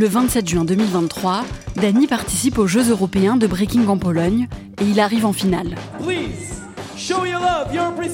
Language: French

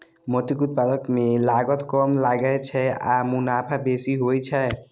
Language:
Maithili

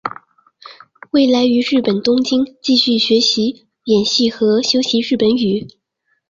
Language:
Chinese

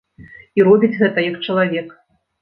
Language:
Belarusian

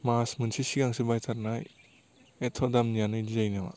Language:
Bodo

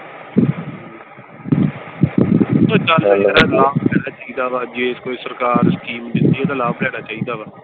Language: Punjabi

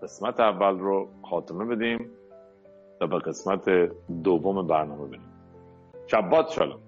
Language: Persian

